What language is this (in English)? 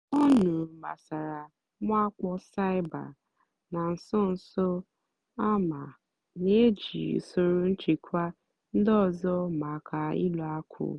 Igbo